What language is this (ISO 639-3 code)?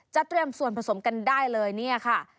tha